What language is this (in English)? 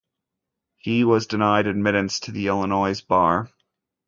English